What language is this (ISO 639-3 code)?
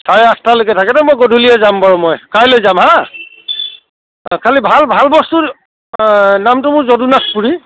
asm